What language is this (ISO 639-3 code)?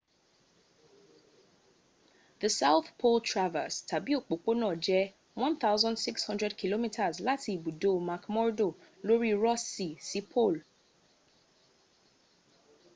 yor